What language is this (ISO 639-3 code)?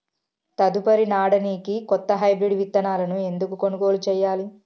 tel